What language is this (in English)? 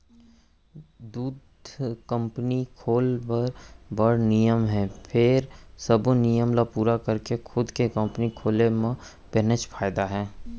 Chhattisgarhi